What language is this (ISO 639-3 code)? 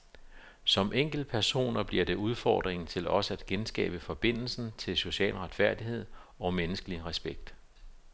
dan